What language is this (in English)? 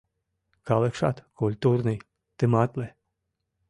Mari